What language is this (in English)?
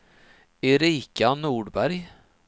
Swedish